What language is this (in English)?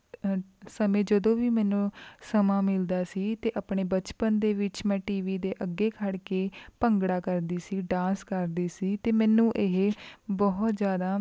Punjabi